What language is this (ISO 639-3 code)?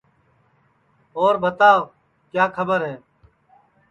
ssi